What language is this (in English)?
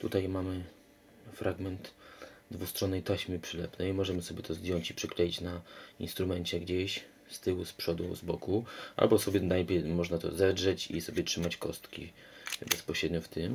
Polish